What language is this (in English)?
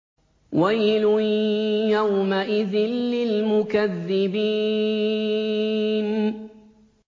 Arabic